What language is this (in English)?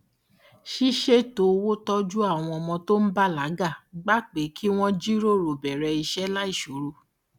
Yoruba